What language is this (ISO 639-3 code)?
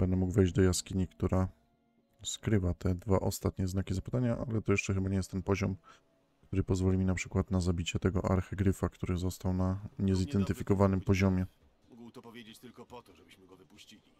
pol